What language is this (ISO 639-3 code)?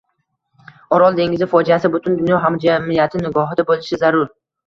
uzb